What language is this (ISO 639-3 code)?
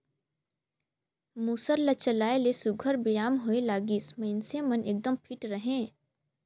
hne